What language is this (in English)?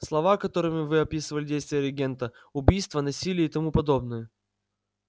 Russian